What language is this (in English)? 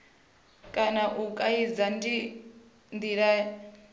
Venda